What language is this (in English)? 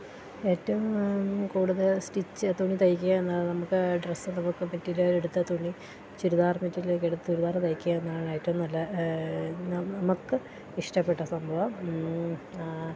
Malayalam